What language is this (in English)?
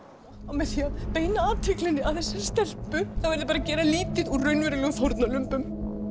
Icelandic